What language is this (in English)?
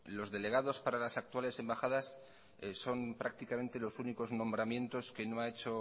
Spanish